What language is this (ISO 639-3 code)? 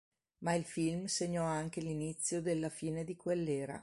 ita